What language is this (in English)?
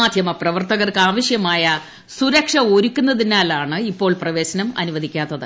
Malayalam